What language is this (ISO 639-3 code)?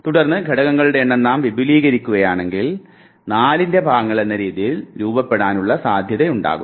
mal